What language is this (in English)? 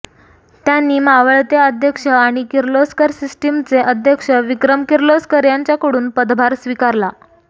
Marathi